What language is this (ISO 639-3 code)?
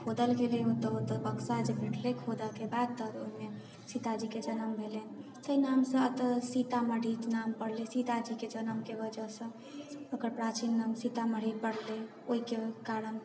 mai